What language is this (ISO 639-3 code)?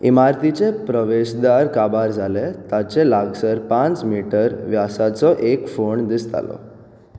kok